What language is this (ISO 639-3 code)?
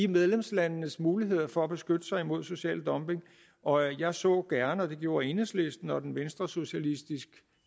dan